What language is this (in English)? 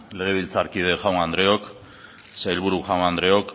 Basque